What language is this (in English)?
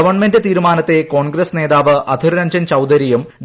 Malayalam